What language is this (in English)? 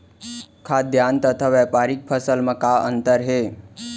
Chhattisgarhi